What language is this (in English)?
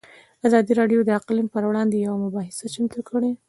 Pashto